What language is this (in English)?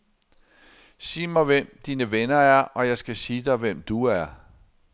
Danish